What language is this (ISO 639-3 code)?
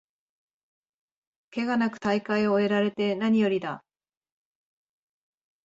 jpn